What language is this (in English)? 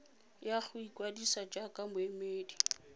Tswana